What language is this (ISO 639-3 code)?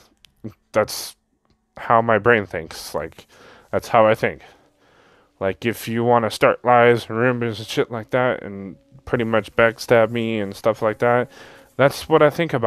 eng